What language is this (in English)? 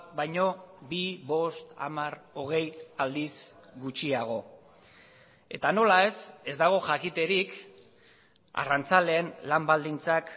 Basque